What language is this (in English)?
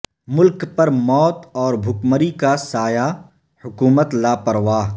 Urdu